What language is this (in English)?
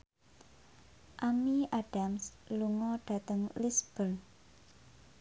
Javanese